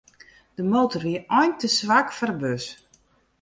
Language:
Western Frisian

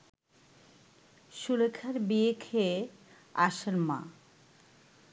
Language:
Bangla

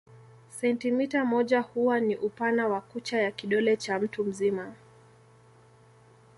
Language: Swahili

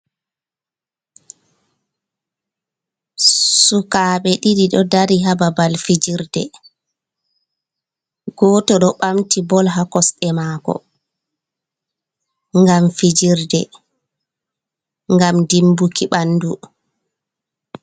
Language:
Fula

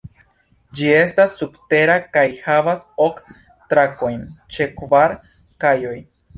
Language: Esperanto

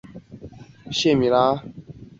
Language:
Chinese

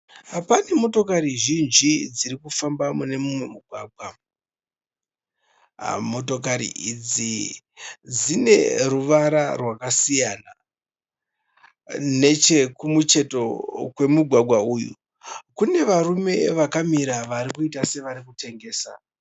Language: Shona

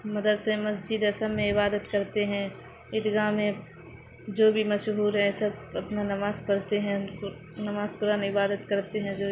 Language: Urdu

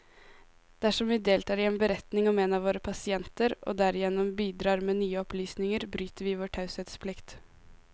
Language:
Norwegian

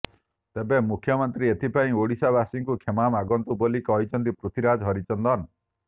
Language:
Odia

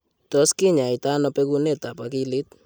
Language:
Kalenjin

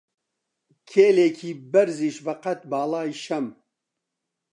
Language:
Central Kurdish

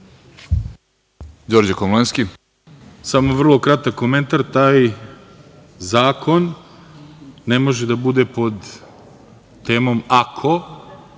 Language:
Serbian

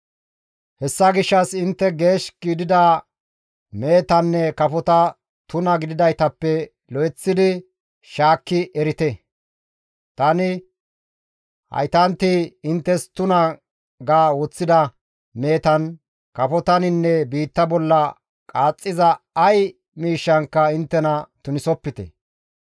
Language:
Gamo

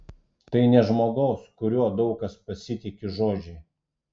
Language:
Lithuanian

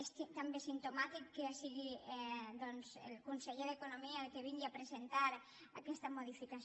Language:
Catalan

